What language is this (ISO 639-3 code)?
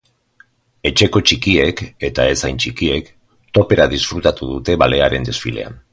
eus